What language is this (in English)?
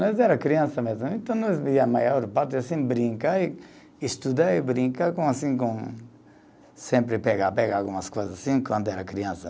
Portuguese